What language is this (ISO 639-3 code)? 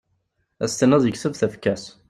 kab